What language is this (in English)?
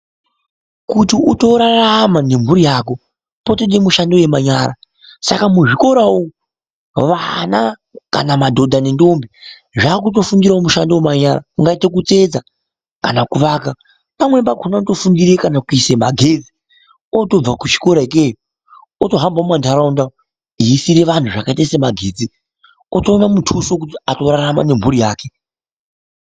Ndau